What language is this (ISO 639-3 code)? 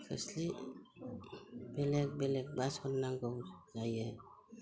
brx